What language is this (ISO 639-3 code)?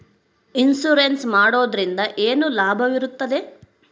kan